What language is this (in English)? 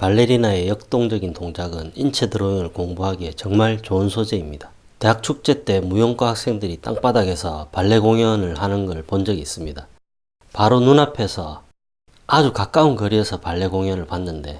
Korean